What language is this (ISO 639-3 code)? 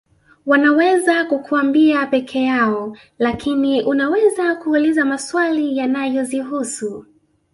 swa